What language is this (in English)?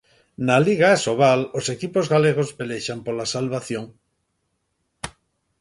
Galician